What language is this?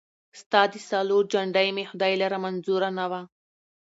Pashto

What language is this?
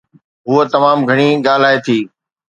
Sindhi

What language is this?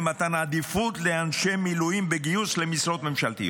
Hebrew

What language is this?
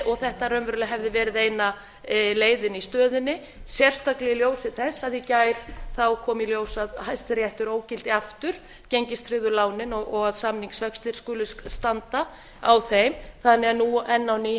Icelandic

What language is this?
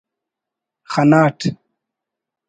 Brahui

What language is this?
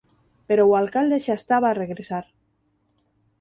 Galician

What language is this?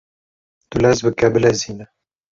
Kurdish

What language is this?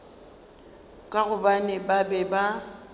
Northern Sotho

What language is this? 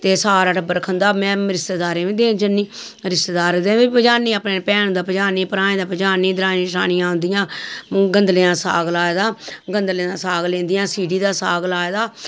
Dogri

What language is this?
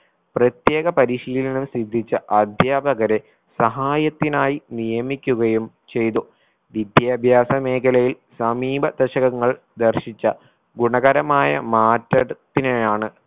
Malayalam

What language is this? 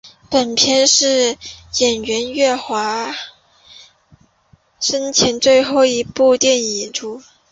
Chinese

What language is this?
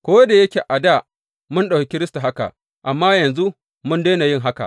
Hausa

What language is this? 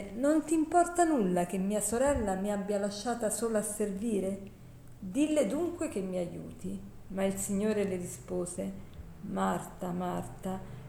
Italian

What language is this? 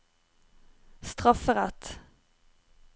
Norwegian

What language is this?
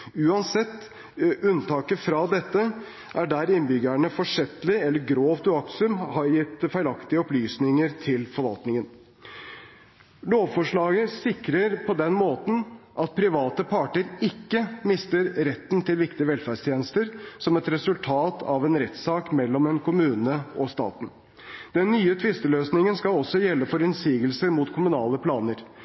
Norwegian Bokmål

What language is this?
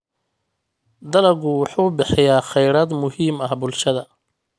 Somali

